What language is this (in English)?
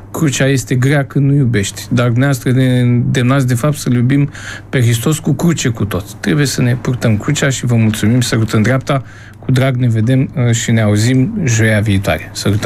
Romanian